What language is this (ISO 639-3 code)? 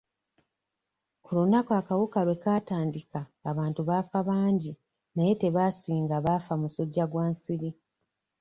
lug